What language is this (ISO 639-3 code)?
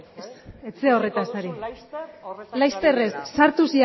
eus